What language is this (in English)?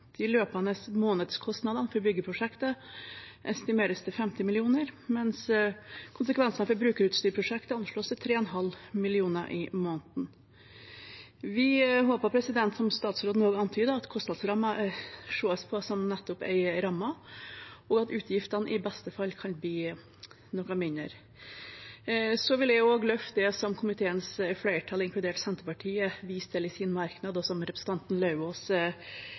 Norwegian Bokmål